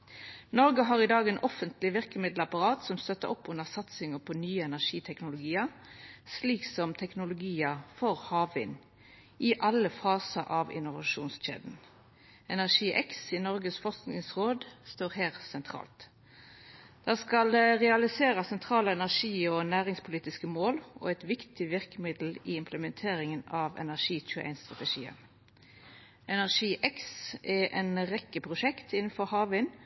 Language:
Norwegian Nynorsk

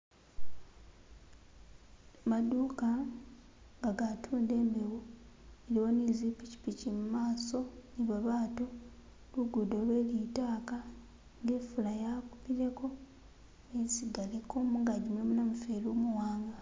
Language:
Masaaba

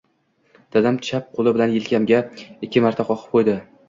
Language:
Uzbek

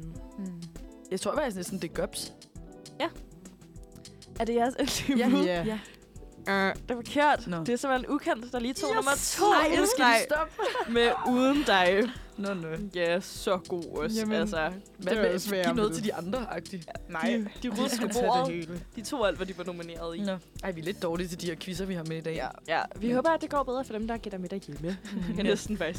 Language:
Danish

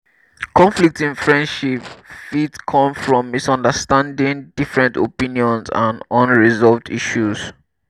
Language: Nigerian Pidgin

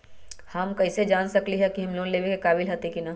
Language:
Magahi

